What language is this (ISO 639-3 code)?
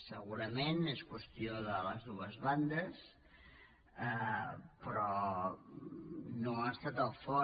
cat